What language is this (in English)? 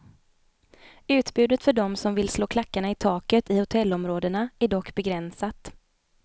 Swedish